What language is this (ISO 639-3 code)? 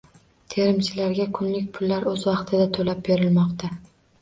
uzb